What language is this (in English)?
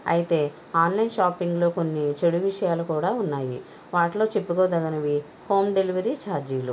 Telugu